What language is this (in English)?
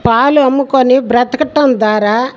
Telugu